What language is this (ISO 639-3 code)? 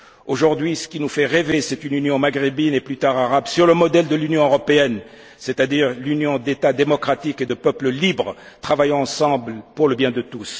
fra